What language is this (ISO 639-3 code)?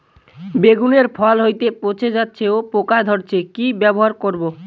ben